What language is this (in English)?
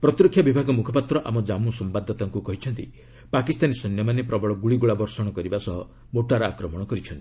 Odia